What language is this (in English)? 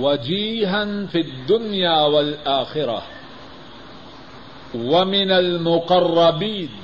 Urdu